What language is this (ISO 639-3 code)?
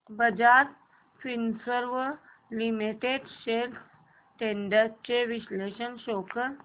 mar